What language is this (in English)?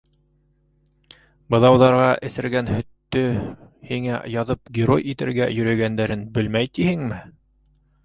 Bashkir